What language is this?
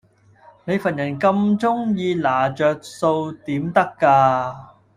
Cantonese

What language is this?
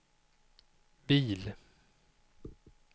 Swedish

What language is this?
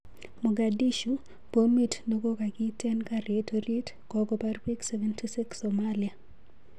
Kalenjin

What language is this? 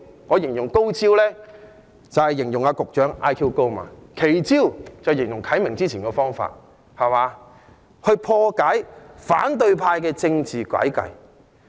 Cantonese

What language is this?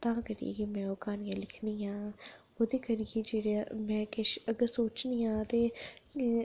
Dogri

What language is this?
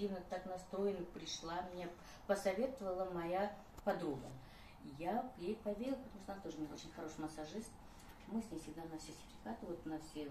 Russian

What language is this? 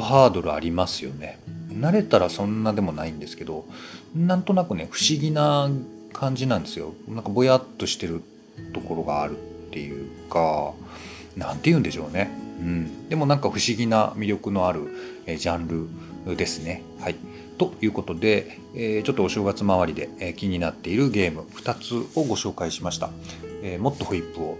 Japanese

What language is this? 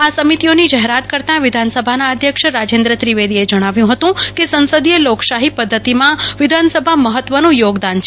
Gujarati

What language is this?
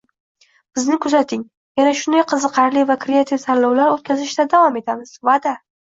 Uzbek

